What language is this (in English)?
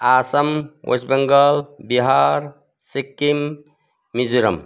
Nepali